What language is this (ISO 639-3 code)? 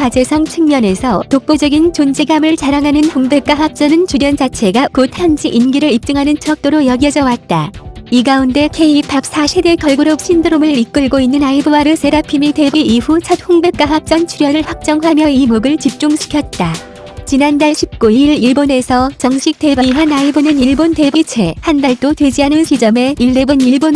kor